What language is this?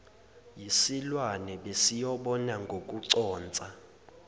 Zulu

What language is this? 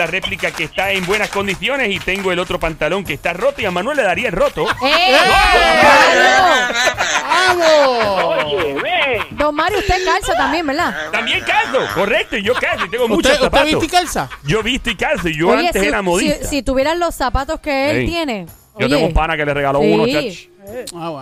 Spanish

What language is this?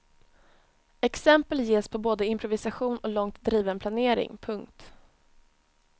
Swedish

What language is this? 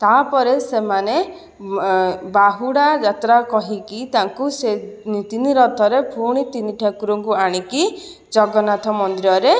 Odia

